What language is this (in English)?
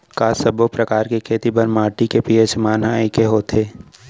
Chhattisgarhi